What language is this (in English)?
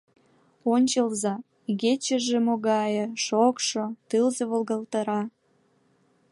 Mari